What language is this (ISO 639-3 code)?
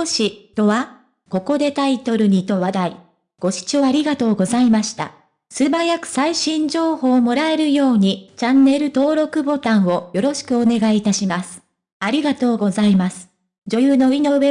jpn